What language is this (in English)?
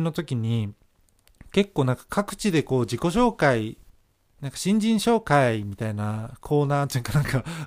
Japanese